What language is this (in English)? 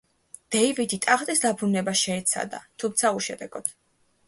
Georgian